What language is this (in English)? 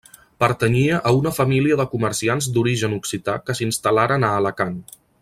Catalan